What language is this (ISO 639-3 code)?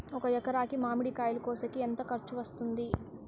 tel